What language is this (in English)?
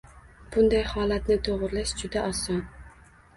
Uzbek